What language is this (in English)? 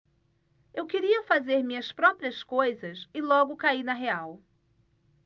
Portuguese